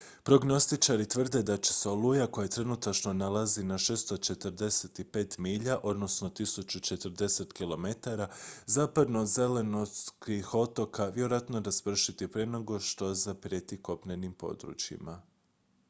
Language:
Croatian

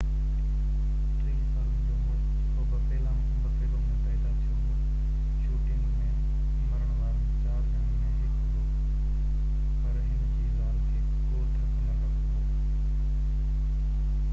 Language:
Sindhi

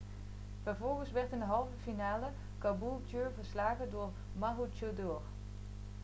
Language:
Dutch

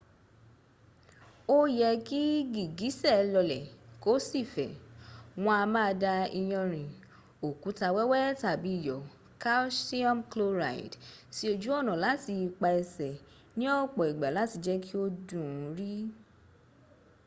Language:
Yoruba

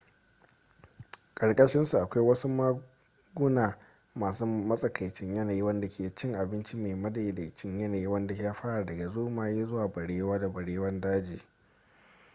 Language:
Hausa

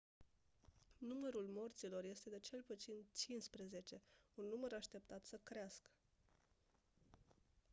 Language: Romanian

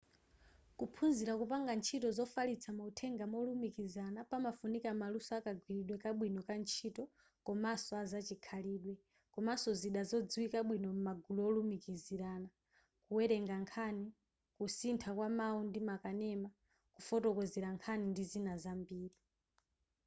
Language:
Nyanja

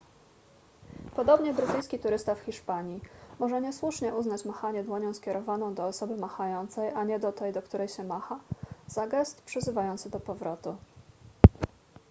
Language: Polish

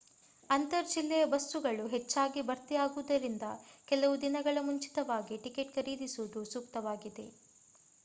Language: Kannada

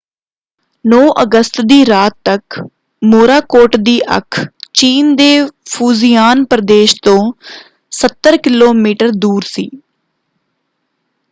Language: Punjabi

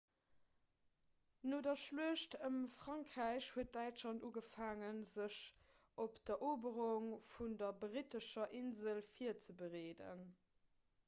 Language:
Luxembourgish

